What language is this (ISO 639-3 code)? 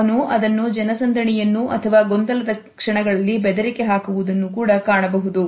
kan